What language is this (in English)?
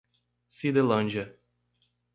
Portuguese